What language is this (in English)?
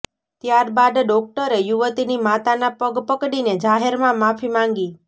Gujarati